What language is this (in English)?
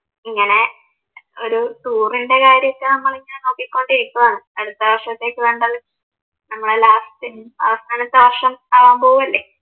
Malayalam